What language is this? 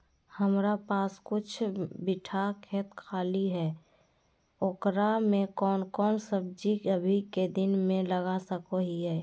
Magahi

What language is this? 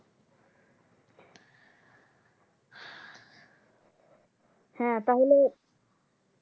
Bangla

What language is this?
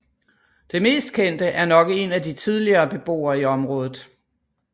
Danish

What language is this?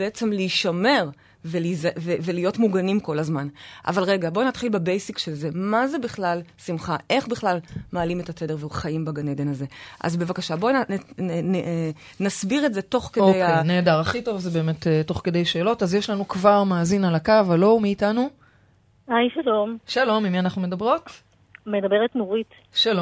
Hebrew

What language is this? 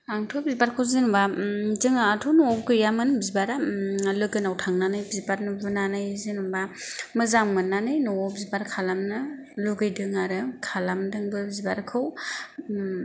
Bodo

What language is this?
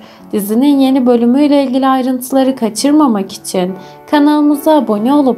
Turkish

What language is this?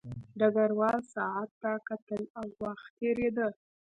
Pashto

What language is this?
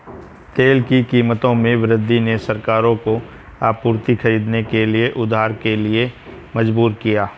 Hindi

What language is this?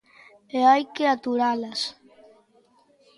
Galician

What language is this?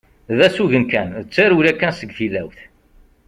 Kabyle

